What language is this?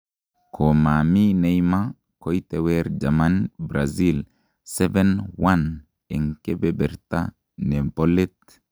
Kalenjin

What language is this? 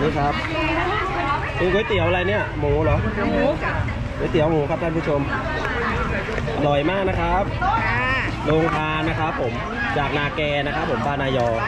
Thai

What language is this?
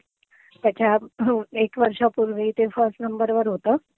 Marathi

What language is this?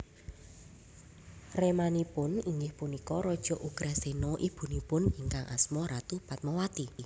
Javanese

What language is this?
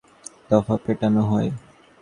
Bangla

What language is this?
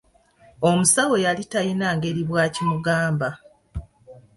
Ganda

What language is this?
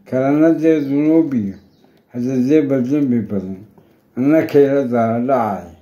Arabic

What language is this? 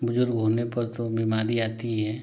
Hindi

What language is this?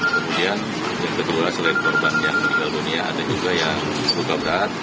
Indonesian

